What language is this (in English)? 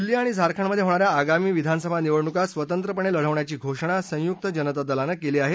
Marathi